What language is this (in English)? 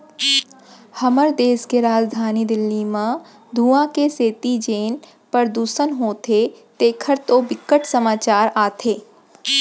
Chhattisgarhi